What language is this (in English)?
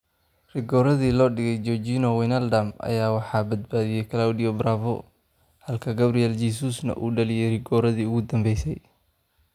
Somali